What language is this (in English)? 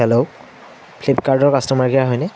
Assamese